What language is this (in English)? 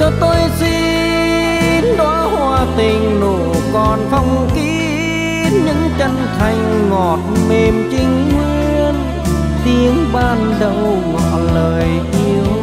Vietnamese